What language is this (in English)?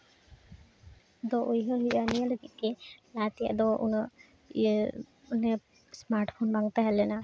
Santali